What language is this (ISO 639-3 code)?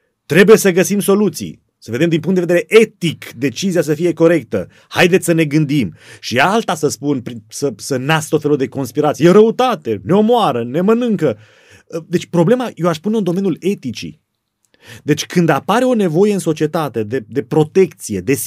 ron